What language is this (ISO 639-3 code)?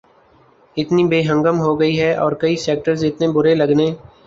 urd